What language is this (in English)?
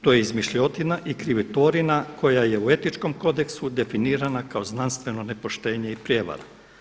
Croatian